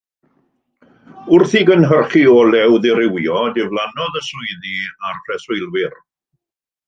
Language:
Welsh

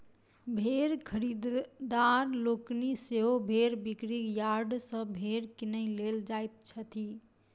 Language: Maithili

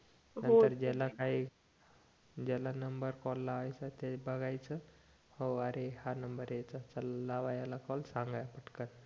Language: Marathi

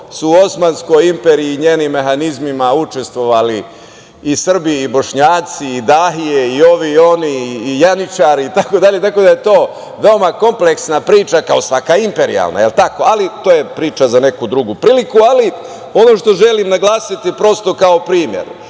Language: Serbian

